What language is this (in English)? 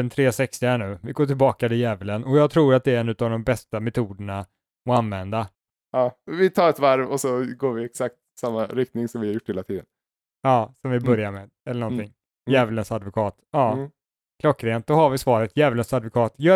Swedish